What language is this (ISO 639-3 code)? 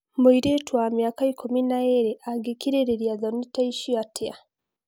kik